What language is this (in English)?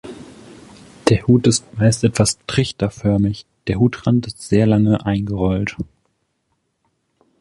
German